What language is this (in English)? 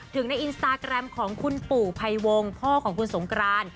Thai